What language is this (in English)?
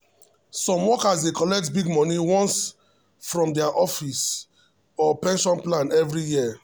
Nigerian Pidgin